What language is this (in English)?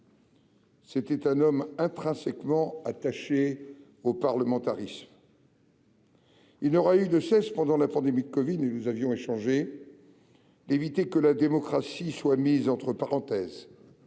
French